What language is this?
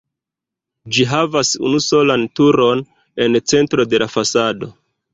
Esperanto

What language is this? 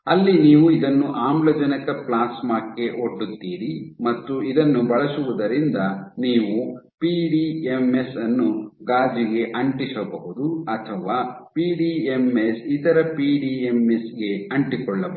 Kannada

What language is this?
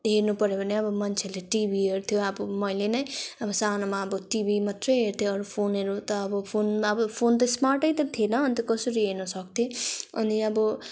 Nepali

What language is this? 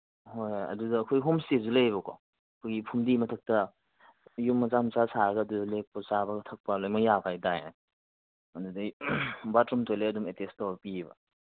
Manipuri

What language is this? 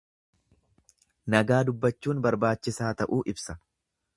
Oromo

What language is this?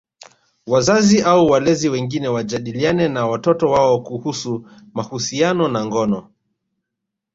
Swahili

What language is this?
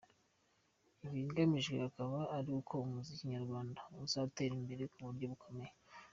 Kinyarwanda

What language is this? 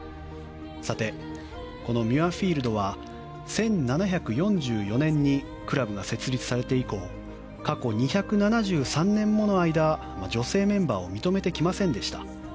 Japanese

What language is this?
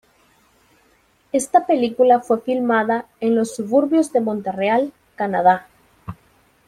Spanish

